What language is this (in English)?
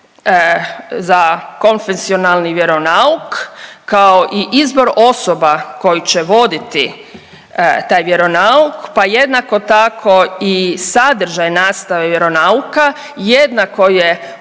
Croatian